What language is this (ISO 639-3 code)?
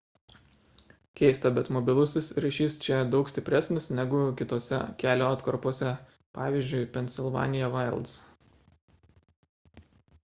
lit